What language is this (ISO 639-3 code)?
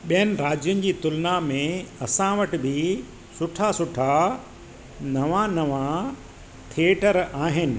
snd